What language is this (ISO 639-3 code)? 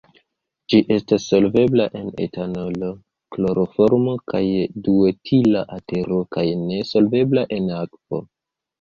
epo